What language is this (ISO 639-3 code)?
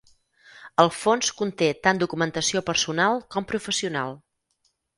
cat